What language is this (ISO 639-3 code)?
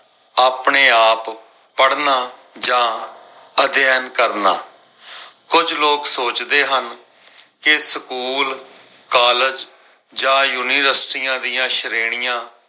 pan